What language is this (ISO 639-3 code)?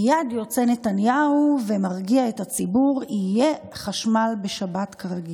heb